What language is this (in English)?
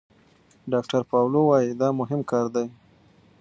Pashto